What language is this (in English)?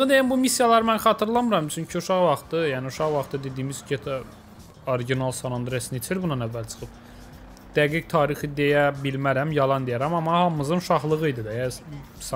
Turkish